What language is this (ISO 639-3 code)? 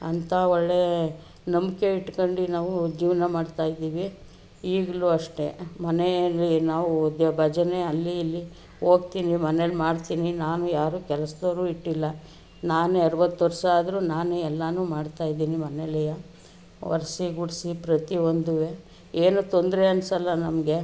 kan